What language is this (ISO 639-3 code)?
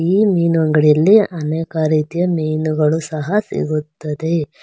kan